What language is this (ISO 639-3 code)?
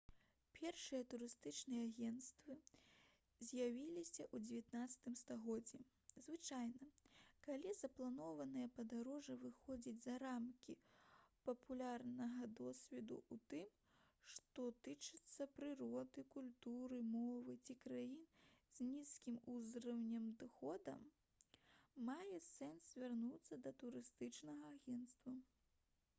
bel